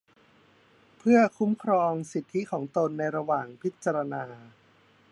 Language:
Thai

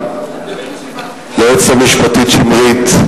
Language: Hebrew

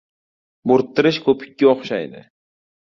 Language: Uzbek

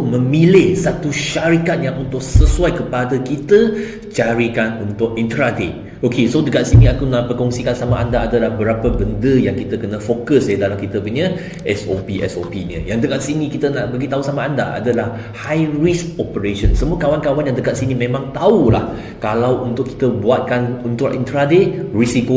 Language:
Malay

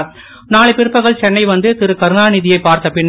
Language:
Tamil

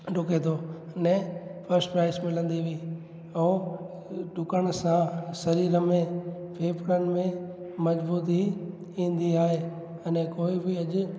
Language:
Sindhi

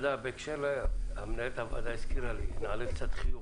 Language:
Hebrew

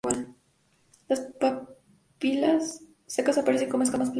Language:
Spanish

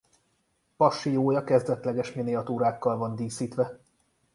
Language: Hungarian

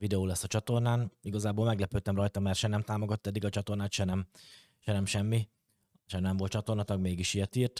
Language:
Hungarian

